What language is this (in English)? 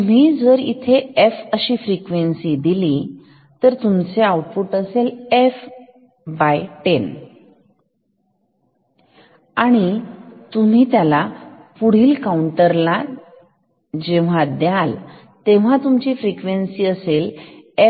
Marathi